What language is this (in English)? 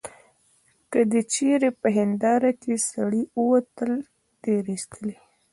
Pashto